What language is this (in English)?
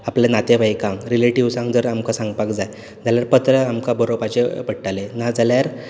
Konkani